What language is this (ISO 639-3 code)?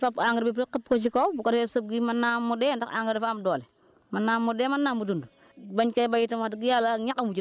wol